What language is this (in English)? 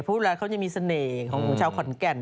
Thai